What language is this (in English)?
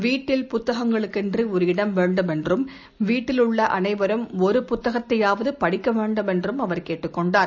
Tamil